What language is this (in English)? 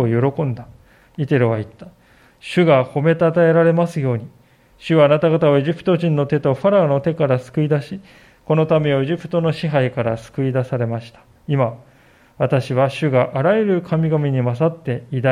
Japanese